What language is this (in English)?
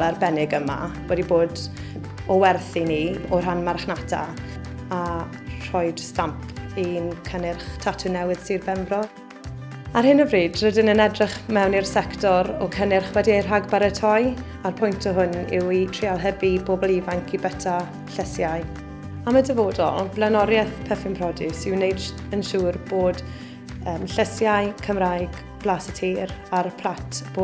Welsh